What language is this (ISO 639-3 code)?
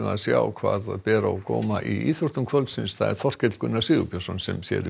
isl